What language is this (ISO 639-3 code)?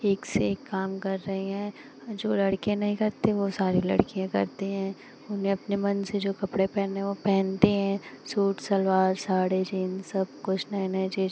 hin